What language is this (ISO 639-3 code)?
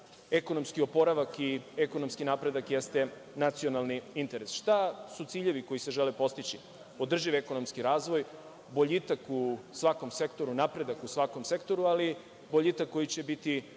srp